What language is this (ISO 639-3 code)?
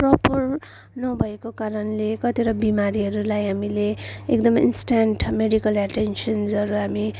nep